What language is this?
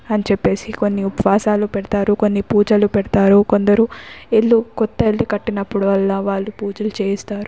Telugu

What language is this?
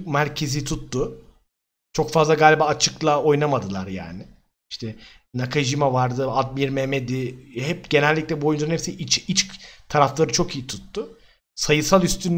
Turkish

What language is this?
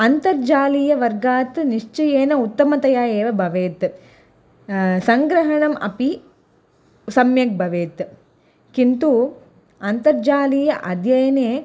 Sanskrit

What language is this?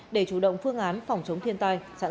Vietnamese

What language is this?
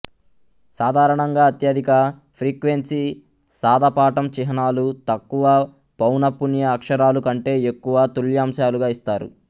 Telugu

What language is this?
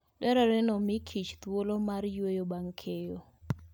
Luo (Kenya and Tanzania)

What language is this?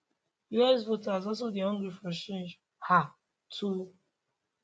Nigerian Pidgin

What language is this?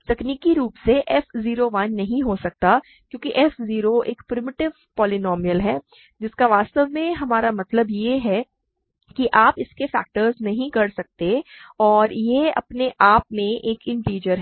Hindi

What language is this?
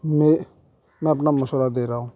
Urdu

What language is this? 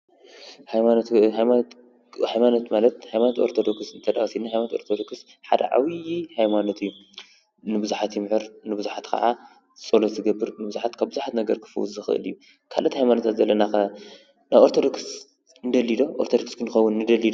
Tigrinya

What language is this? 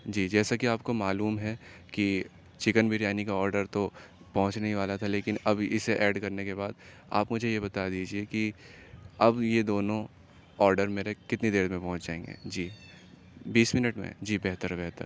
Urdu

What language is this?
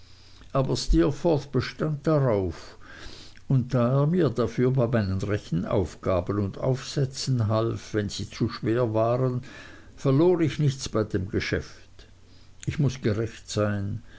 German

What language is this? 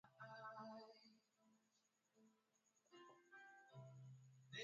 Swahili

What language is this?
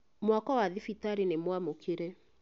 Kikuyu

